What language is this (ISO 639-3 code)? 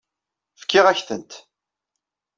kab